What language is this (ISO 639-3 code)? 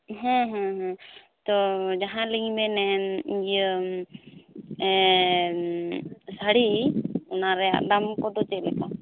sat